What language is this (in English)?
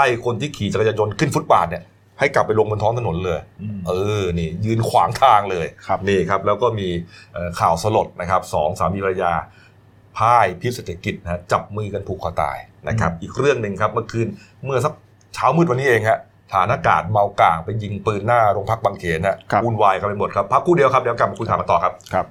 Thai